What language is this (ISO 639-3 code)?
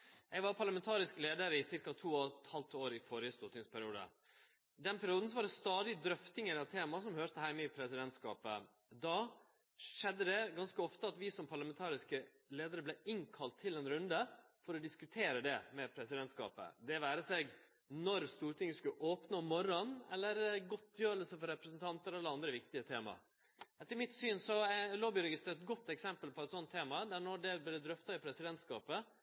nno